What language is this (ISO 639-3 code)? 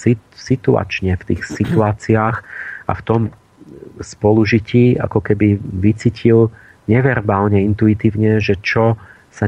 slk